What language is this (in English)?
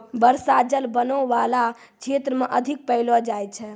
Maithili